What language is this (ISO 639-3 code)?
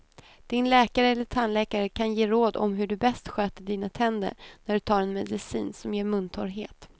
swe